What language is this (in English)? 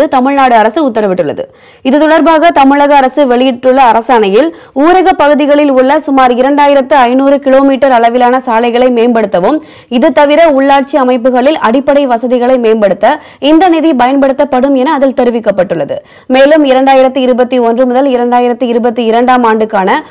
Dutch